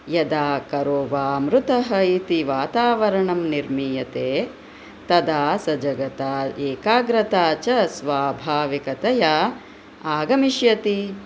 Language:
Sanskrit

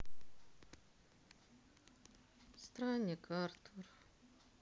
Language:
Russian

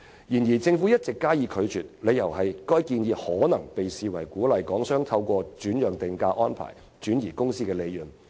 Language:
Cantonese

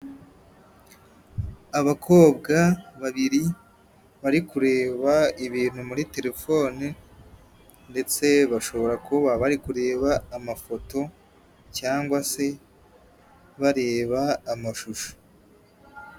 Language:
Kinyarwanda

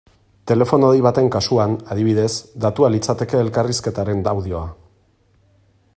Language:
Basque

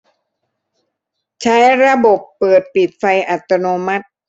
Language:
Thai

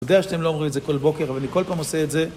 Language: Hebrew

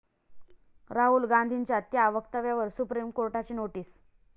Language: Marathi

